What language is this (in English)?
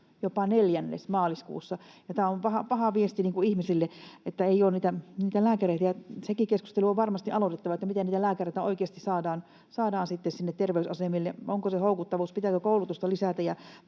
Finnish